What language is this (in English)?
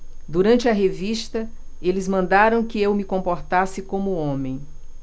Portuguese